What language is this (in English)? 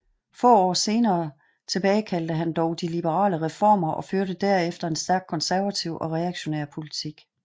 Danish